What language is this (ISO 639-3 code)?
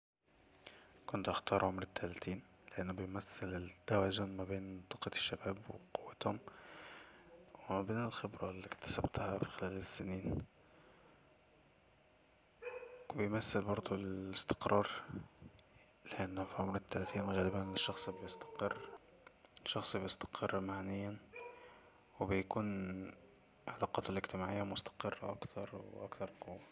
arz